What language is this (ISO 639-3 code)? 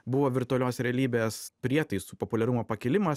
lit